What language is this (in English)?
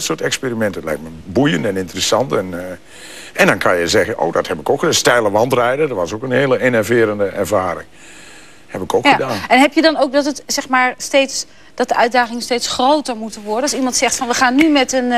Dutch